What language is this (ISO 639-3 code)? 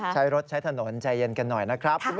tha